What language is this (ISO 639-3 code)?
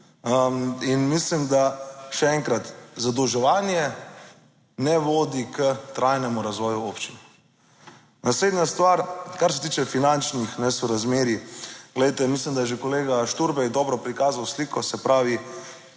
slv